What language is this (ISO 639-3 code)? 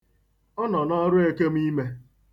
ibo